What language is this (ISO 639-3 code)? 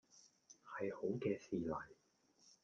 yue